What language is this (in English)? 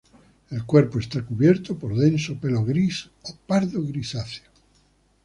Spanish